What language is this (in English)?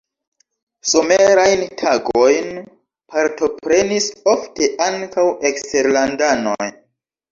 Esperanto